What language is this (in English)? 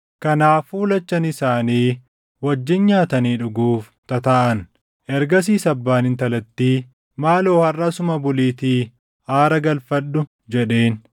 Oromo